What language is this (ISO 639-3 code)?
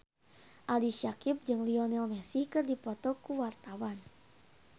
sun